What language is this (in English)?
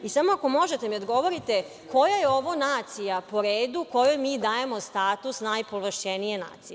Serbian